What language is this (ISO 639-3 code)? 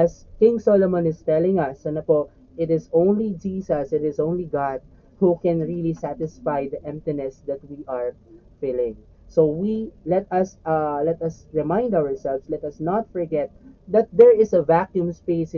fil